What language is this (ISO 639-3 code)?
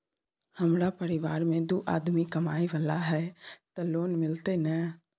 mai